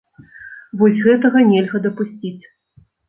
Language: Belarusian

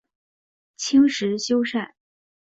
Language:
Chinese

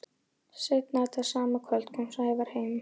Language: Icelandic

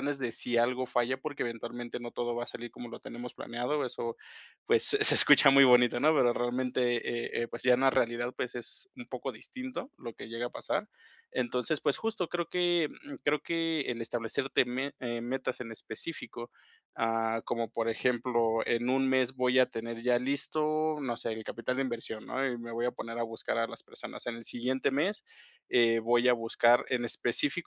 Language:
Spanish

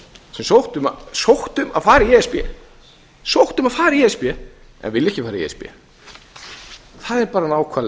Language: Icelandic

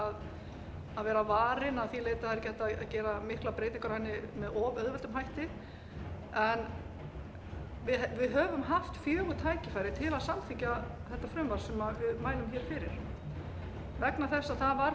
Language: Icelandic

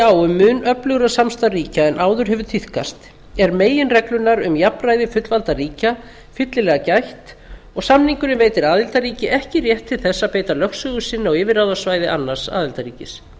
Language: Icelandic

